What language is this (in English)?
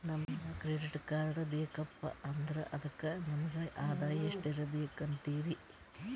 Kannada